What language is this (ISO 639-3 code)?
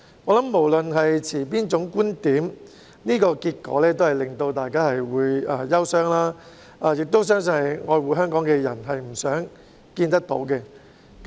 yue